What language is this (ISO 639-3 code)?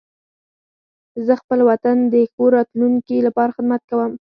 pus